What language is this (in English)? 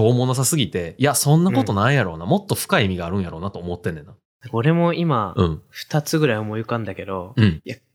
Japanese